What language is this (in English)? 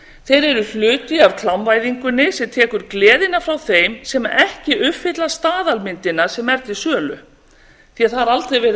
Icelandic